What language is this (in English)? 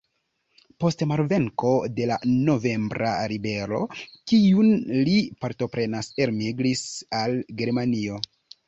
Esperanto